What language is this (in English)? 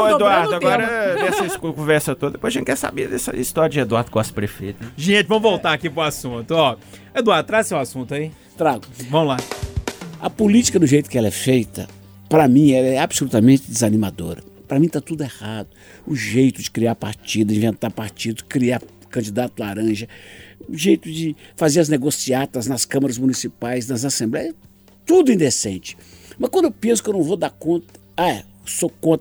Portuguese